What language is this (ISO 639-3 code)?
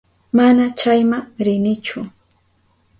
qup